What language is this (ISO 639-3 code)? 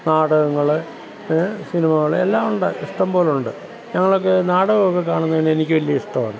mal